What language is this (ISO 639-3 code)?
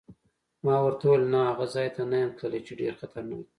pus